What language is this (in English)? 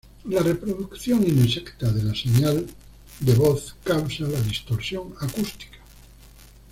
Spanish